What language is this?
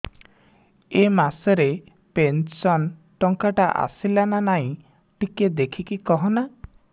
Odia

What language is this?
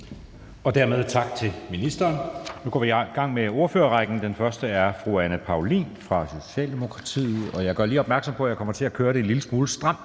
Danish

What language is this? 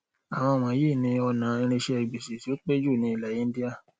Yoruba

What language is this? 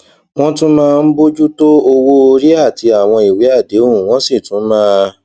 Yoruba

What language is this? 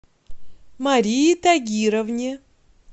Russian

